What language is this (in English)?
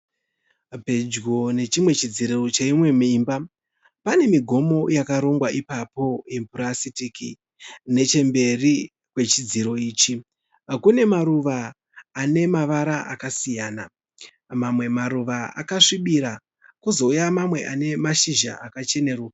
Shona